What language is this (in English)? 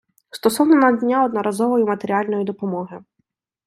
Ukrainian